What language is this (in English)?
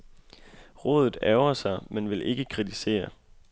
Danish